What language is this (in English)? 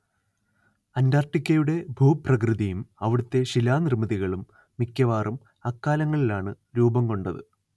Malayalam